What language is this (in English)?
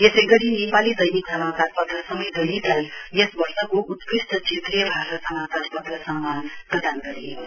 Nepali